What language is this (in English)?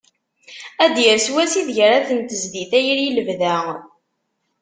Kabyle